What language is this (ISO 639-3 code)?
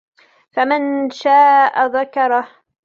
ara